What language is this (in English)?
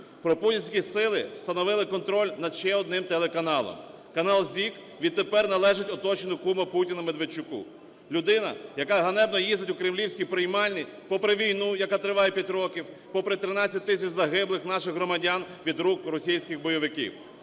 Ukrainian